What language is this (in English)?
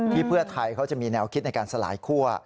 Thai